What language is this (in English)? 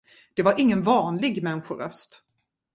Swedish